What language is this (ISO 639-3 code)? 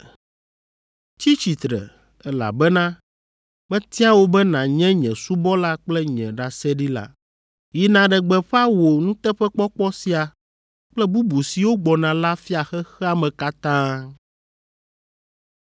ewe